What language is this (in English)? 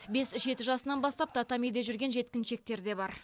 Kazakh